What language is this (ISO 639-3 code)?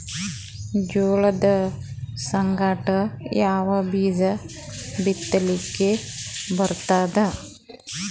kan